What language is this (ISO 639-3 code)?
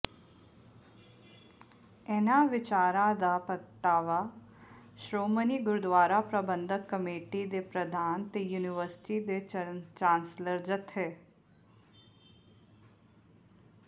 pan